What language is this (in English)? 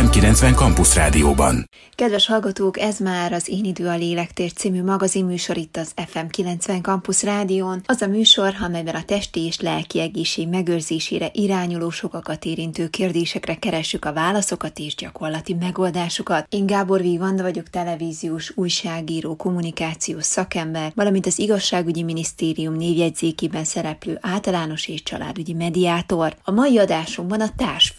Hungarian